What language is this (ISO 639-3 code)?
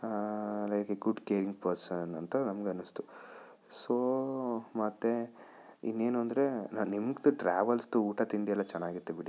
kan